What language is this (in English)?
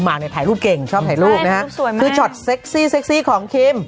Thai